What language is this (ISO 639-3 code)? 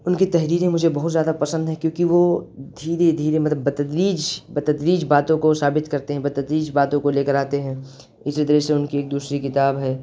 urd